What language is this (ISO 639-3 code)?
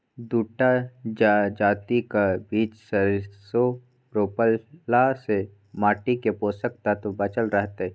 mai